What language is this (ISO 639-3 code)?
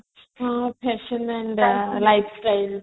ori